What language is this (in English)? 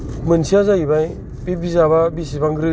Bodo